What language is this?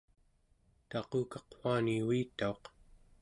Central Yupik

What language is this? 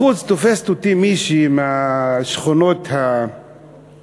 Hebrew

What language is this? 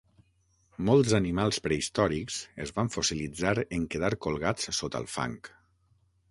Catalan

